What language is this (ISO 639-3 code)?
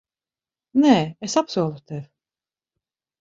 lav